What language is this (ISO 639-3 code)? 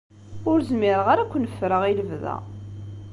kab